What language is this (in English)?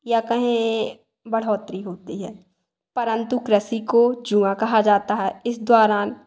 Hindi